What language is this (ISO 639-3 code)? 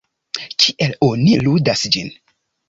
epo